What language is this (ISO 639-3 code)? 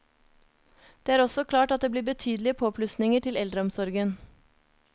nor